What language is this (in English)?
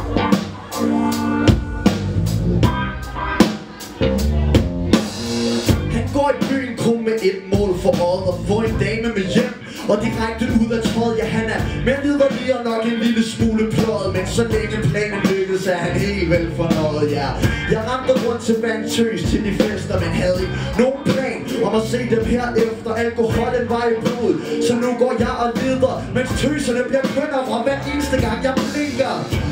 Dutch